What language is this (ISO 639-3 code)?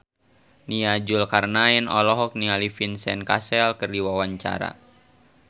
sun